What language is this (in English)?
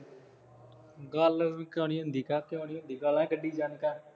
Punjabi